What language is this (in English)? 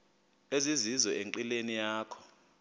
Xhosa